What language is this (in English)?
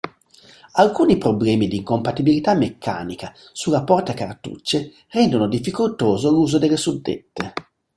Italian